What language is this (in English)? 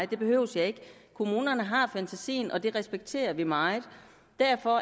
Danish